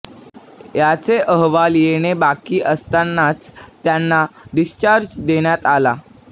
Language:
Marathi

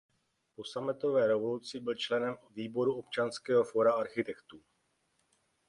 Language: Czech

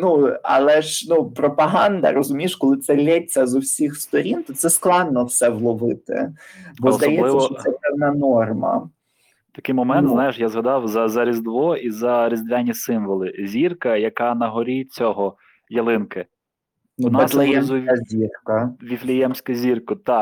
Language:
Ukrainian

